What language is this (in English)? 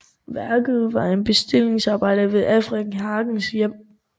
Danish